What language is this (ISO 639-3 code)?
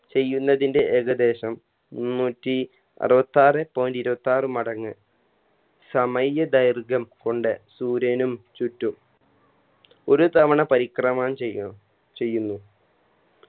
mal